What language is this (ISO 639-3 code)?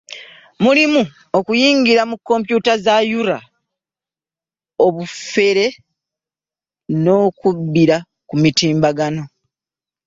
lug